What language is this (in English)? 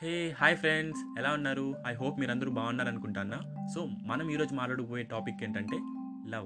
Telugu